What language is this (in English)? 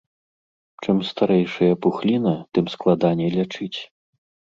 Belarusian